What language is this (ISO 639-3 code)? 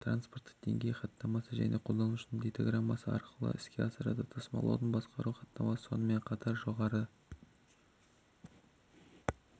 kaz